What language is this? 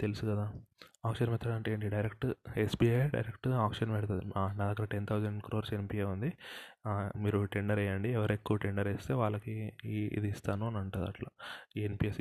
Telugu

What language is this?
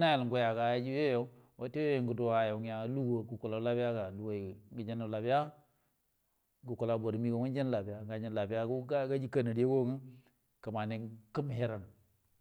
Buduma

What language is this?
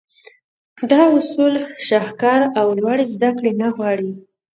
Pashto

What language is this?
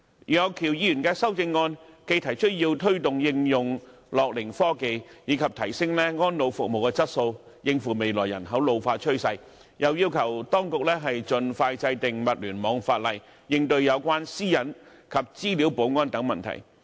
Cantonese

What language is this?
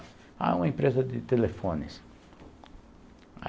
Portuguese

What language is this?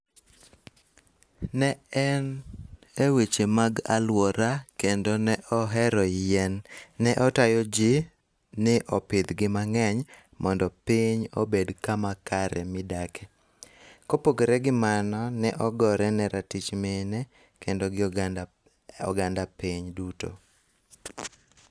Luo (Kenya and Tanzania)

